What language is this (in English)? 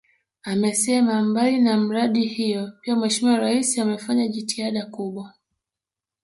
Swahili